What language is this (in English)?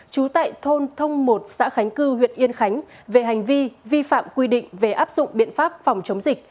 Vietnamese